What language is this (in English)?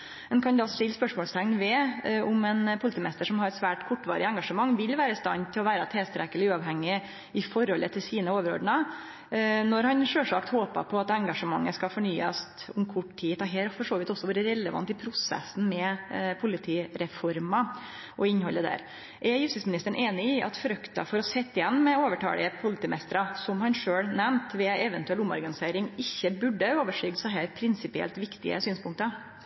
Norwegian Nynorsk